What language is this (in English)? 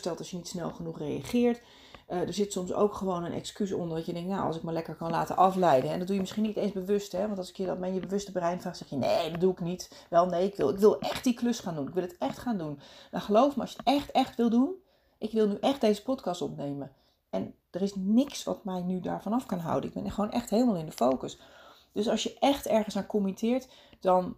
Dutch